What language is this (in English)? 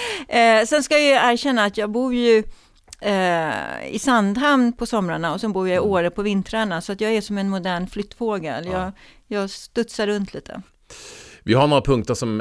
Swedish